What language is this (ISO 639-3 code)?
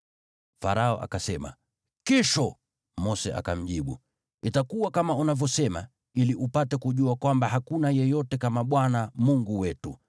swa